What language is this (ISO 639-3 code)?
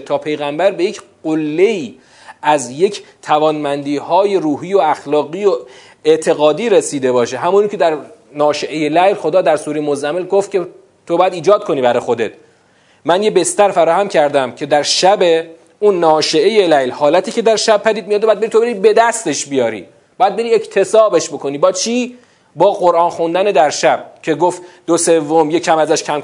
fas